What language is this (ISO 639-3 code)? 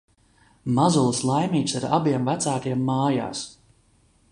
lav